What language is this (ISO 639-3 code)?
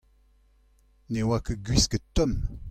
bre